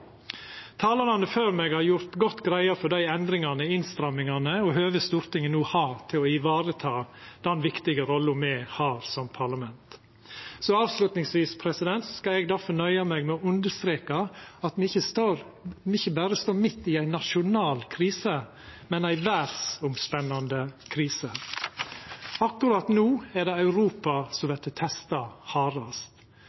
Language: Norwegian Nynorsk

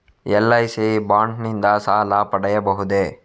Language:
Kannada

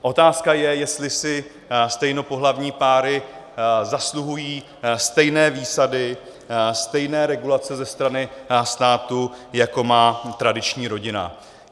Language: Czech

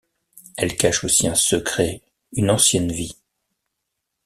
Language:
French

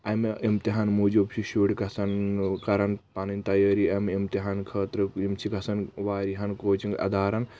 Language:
Kashmiri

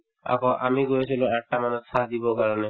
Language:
Assamese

